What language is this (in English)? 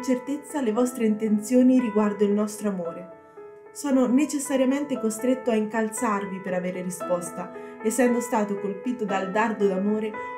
Italian